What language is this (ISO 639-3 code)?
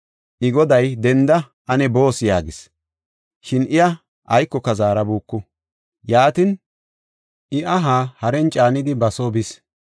gof